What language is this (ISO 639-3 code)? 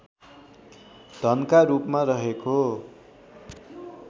nep